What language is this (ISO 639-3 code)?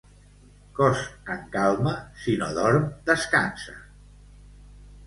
cat